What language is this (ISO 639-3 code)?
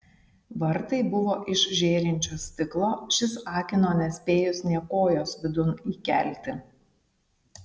lit